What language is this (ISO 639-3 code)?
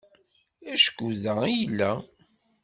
kab